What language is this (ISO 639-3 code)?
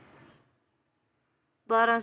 pan